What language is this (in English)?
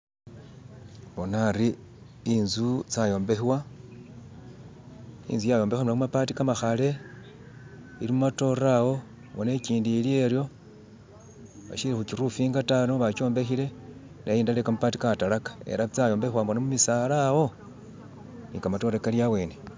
Masaaba